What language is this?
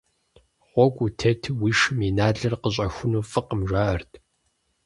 Kabardian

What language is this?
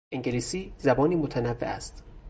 Persian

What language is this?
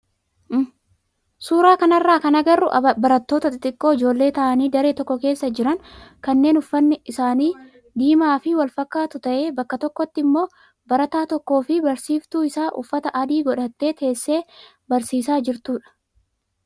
Oromo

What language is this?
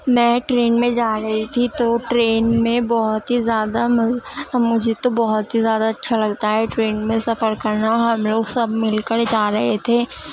Urdu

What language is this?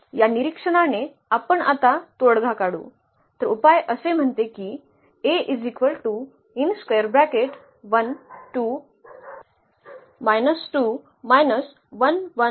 Marathi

